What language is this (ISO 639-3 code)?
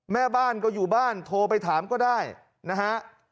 tha